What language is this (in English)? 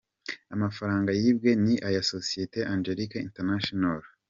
Kinyarwanda